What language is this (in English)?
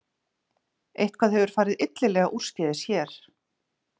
Icelandic